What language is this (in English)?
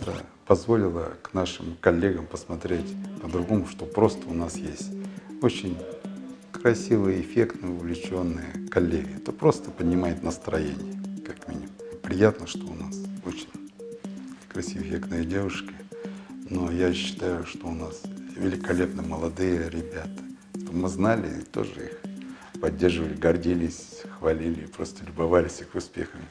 Russian